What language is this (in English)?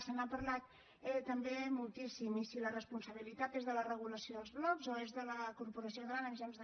Catalan